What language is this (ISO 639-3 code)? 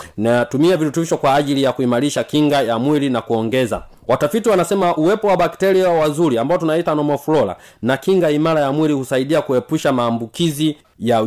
swa